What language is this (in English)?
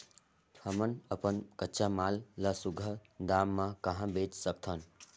Chhattisgarhi